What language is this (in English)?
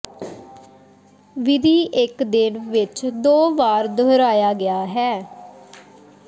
Punjabi